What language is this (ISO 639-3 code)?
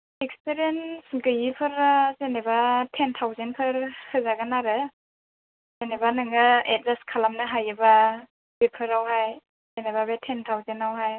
brx